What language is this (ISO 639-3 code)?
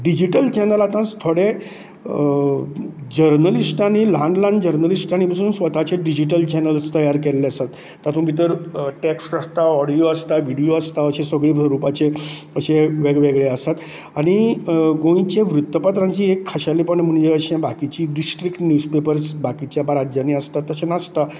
kok